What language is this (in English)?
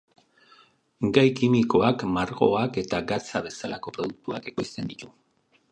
Basque